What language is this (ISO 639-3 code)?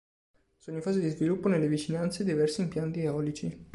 ita